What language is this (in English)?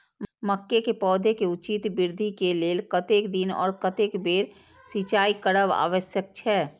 Maithili